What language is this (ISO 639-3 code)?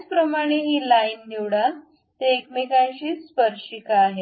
mar